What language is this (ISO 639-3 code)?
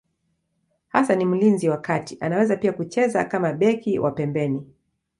swa